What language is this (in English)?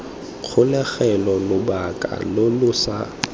Tswana